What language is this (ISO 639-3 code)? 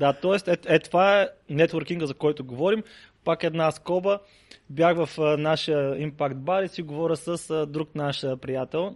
bul